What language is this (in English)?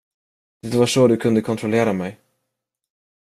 Swedish